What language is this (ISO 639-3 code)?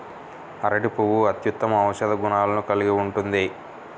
tel